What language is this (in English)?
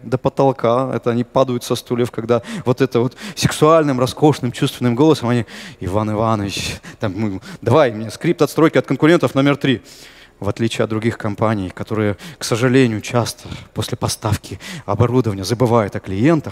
Russian